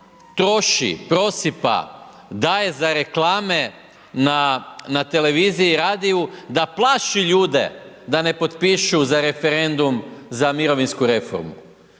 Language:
Croatian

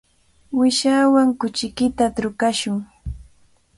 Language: Cajatambo North Lima Quechua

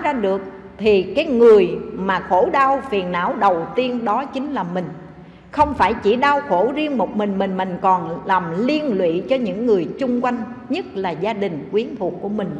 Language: Vietnamese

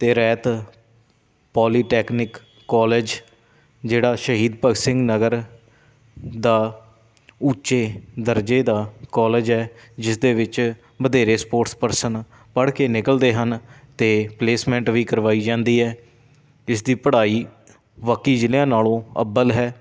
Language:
Punjabi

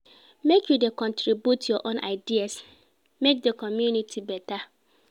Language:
Nigerian Pidgin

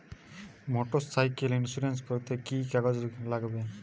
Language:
Bangla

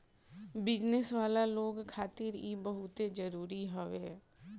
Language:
Bhojpuri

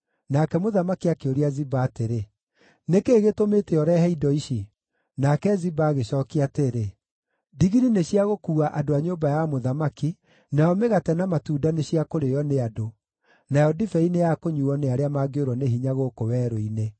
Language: Kikuyu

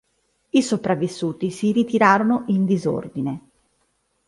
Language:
Italian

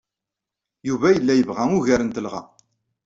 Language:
Kabyle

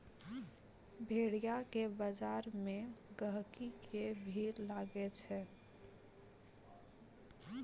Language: Maithili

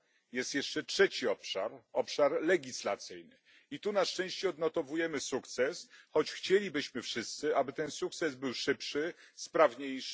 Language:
Polish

